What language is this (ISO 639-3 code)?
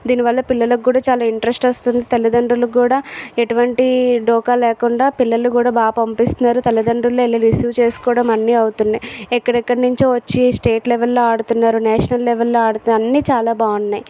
tel